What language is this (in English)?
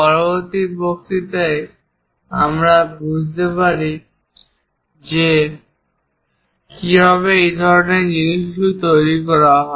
Bangla